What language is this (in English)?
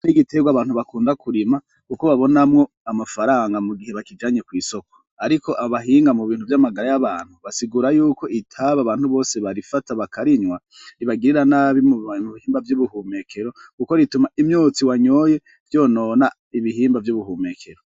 Rundi